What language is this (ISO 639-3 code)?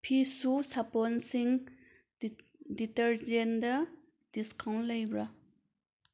mni